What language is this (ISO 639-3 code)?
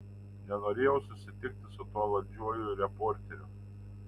lit